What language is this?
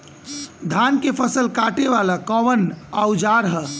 Bhojpuri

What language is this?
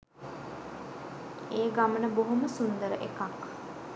Sinhala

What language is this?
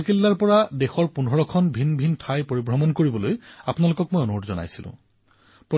Assamese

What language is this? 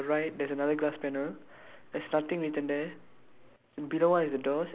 English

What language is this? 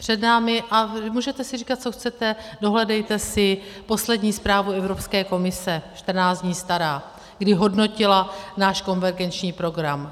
Czech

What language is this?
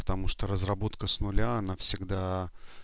Russian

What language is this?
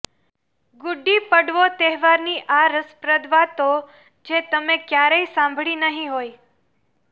Gujarati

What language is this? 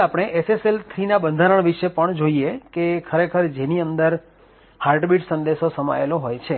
Gujarati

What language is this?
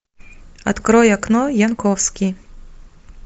Russian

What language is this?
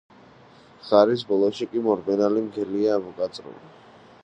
Georgian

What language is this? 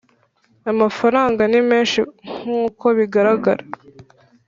Kinyarwanda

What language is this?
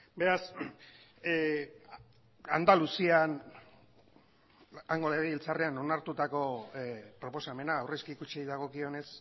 Basque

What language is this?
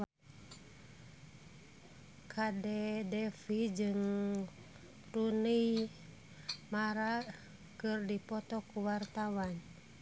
Sundanese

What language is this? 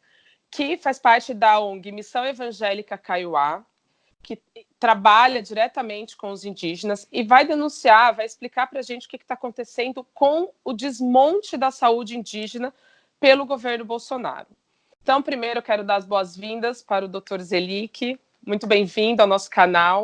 Portuguese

